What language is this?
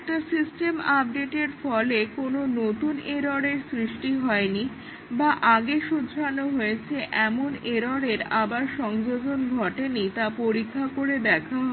Bangla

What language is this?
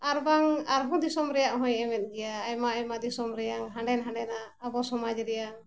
Santali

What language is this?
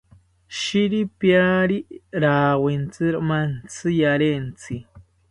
South Ucayali Ashéninka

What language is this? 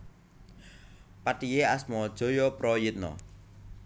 Javanese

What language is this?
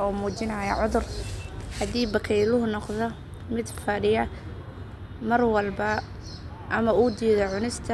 Somali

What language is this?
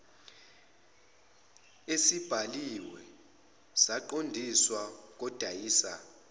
Zulu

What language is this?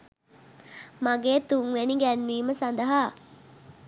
Sinhala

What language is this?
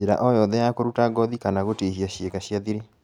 Kikuyu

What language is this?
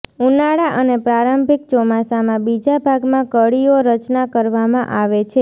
Gujarati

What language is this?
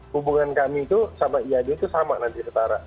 Indonesian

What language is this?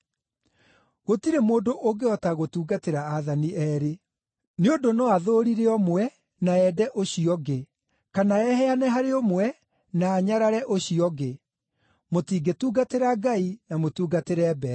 Kikuyu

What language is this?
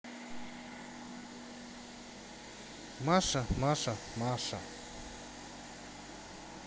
Russian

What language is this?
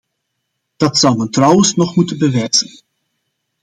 Dutch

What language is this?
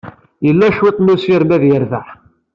Kabyle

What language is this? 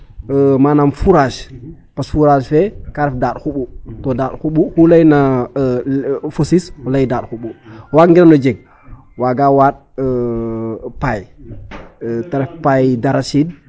Serer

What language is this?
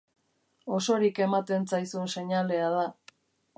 Basque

